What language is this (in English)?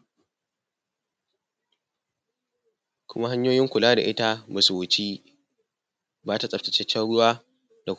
Hausa